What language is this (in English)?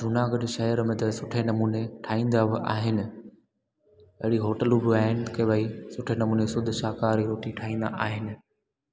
Sindhi